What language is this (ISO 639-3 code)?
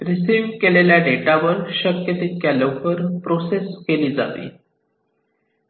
mar